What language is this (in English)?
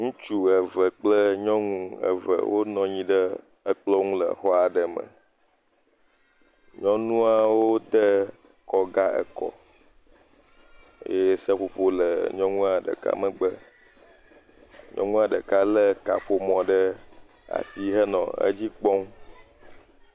Ewe